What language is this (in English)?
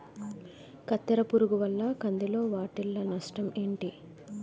Telugu